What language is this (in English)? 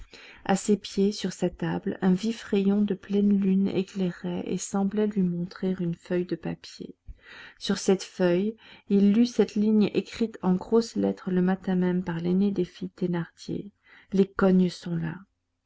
French